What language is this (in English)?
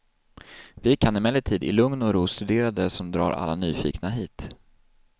Swedish